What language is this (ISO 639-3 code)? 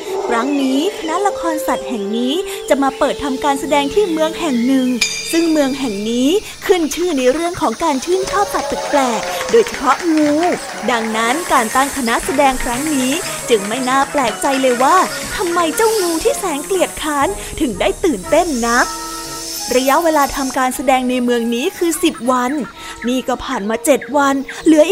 tha